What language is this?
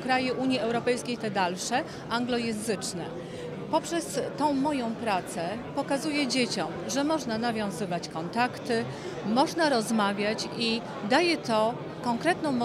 Polish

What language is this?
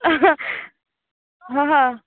Gujarati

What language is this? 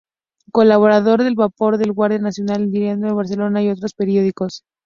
Spanish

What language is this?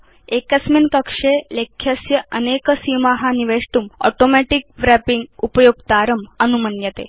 Sanskrit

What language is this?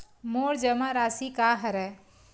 Chhattisgarhi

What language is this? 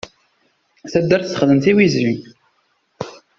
Kabyle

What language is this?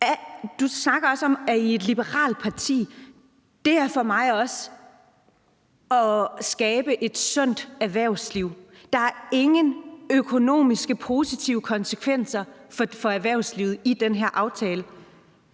Danish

